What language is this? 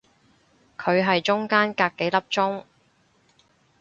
Cantonese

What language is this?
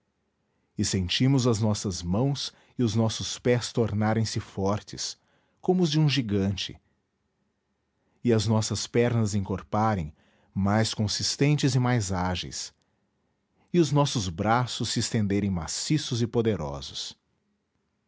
Portuguese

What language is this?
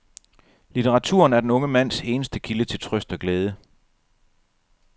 Danish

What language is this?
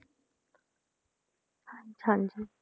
Punjabi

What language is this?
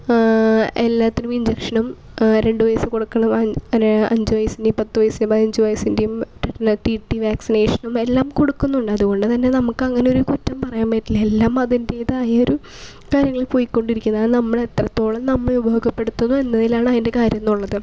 Malayalam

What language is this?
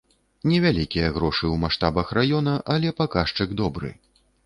Belarusian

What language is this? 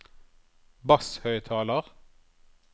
Norwegian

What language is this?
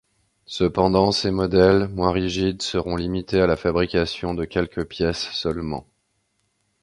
French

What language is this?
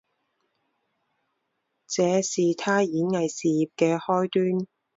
Chinese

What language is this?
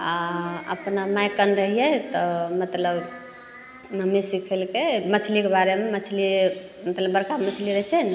Maithili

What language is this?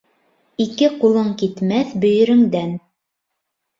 Bashkir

